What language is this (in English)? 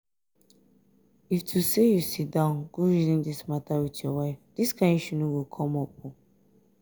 Nigerian Pidgin